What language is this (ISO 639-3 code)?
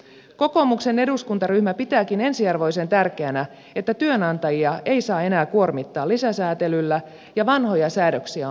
fin